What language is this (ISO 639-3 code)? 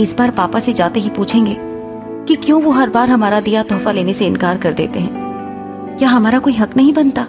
hin